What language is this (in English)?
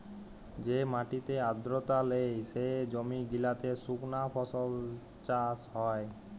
Bangla